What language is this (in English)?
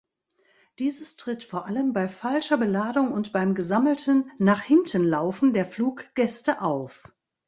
German